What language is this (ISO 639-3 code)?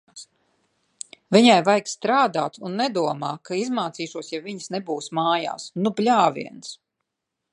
lav